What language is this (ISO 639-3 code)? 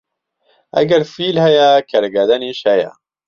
ckb